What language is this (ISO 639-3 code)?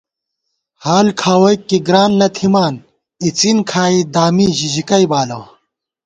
gwt